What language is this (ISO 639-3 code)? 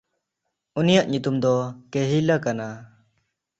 sat